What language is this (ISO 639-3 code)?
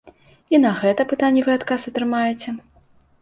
bel